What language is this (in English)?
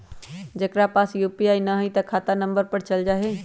Magahi